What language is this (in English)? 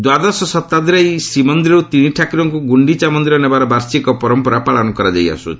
Odia